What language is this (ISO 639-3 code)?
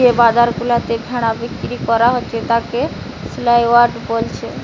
ben